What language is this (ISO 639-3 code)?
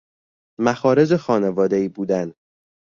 fas